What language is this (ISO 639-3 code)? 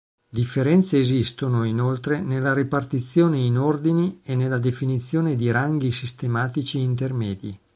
ita